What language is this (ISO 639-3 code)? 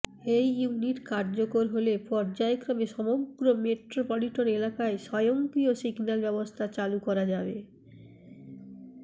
ben